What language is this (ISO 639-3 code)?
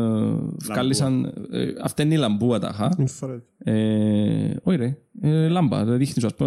ell